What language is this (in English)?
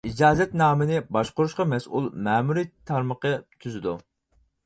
Uyghur